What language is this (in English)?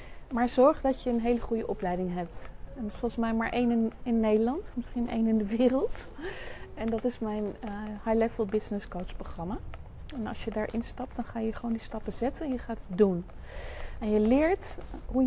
Dutch